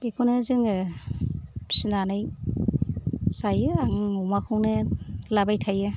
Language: Bodo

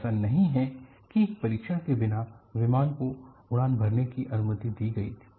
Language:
Hindi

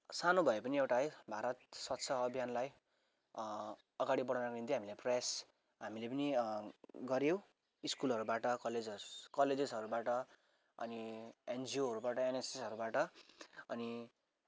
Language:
Nepali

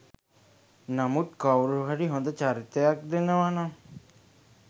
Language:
Sinhala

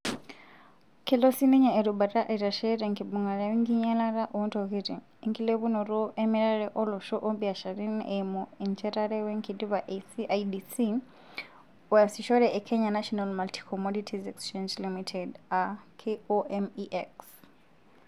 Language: Masai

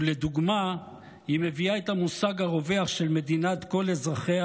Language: Hebrew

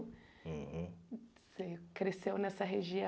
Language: Portuguese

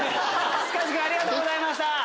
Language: Japanese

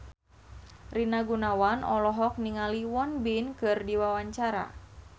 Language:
Sundanese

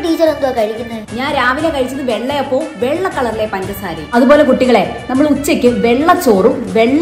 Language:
Malayalam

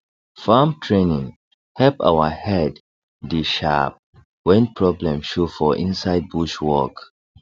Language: Nigerian Pidgin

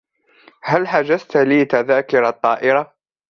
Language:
Arabic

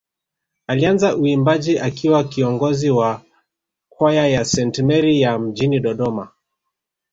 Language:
Swahili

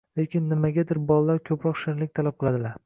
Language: Uzbek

